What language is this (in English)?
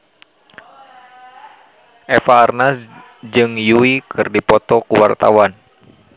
Sundanese